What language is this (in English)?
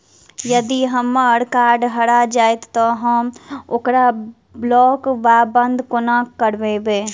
Maithili